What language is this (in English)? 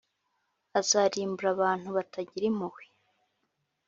Kinyarwanda